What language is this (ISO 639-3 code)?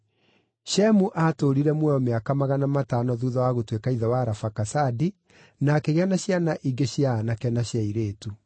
kik